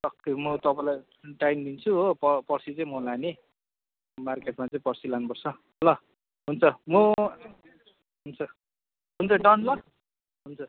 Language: Nepali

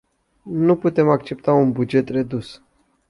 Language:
Romanian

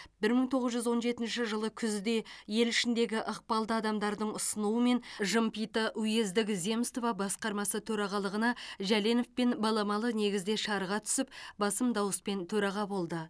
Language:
Kazakh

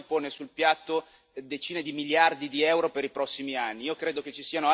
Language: Italian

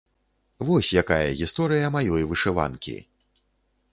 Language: Belarusian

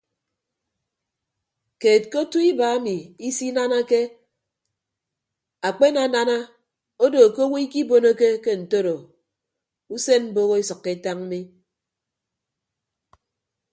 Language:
Ibibio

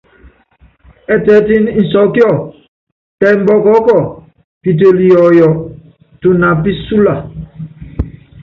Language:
Yangben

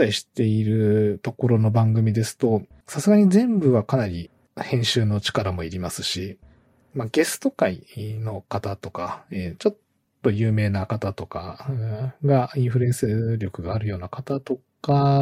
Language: Japanese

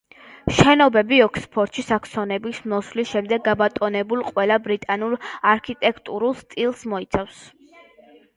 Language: Georgian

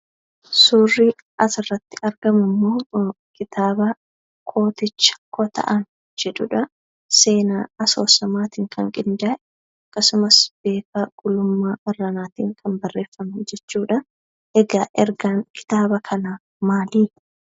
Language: Oromo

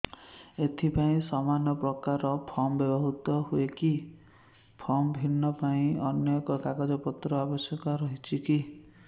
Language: Odia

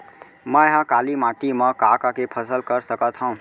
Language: Chhattisgarhi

